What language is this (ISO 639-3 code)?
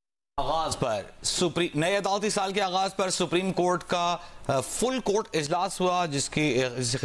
hin